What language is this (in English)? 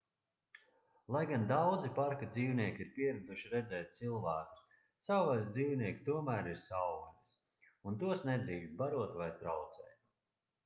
Latvian